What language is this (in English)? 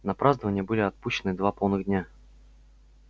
Russian